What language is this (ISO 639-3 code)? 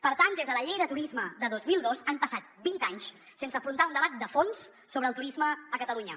cat